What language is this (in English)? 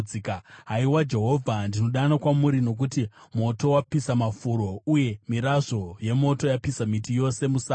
Shona